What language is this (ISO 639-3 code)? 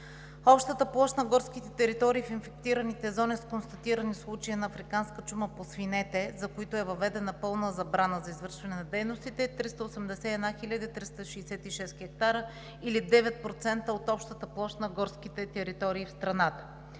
bul